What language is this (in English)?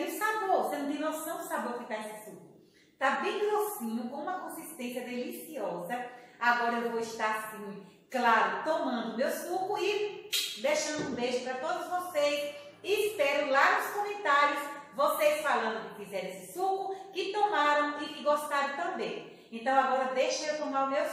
Portuguese